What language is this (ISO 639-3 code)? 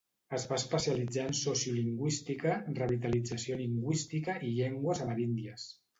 cat